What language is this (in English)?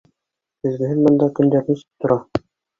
Bashkir